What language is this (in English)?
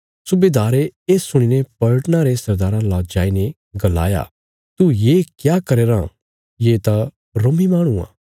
Bilaspuri